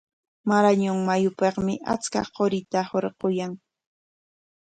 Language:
Corongo Ancash Quechua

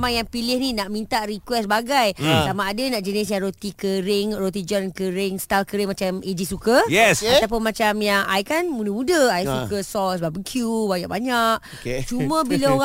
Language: Malay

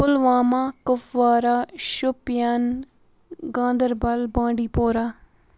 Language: Kashmiri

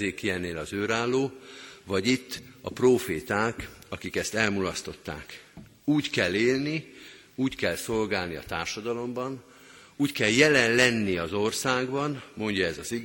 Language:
Hungarian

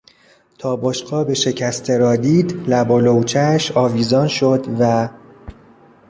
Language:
Persian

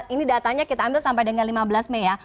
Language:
Indonesian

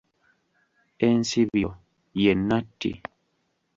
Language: Ganda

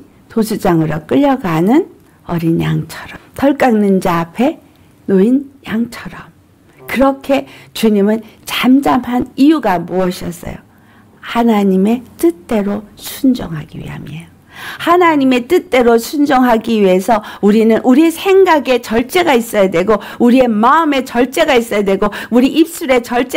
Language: Korean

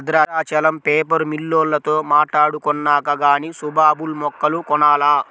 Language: Telugu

